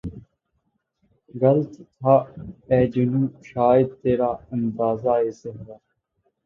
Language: Urdu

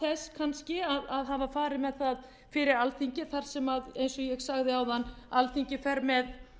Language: Icelandic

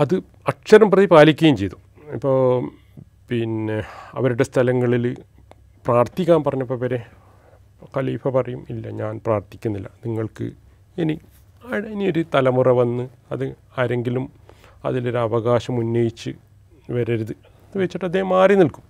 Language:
Malayalam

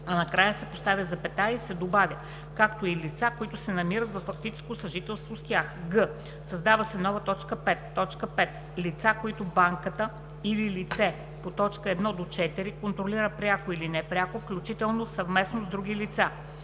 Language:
Bulgarian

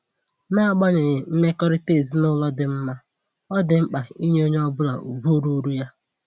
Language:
Igbo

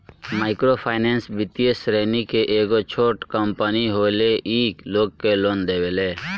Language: Bhojpuri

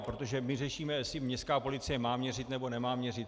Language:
Czech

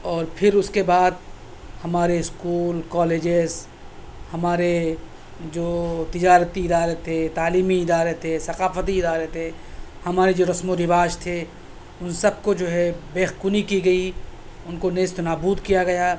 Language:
Urdu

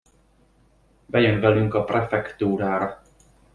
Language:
Hungarian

